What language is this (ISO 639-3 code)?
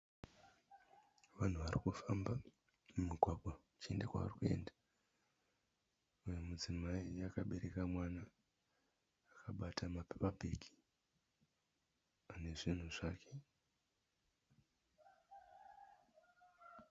sna